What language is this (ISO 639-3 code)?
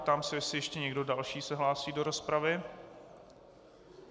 ces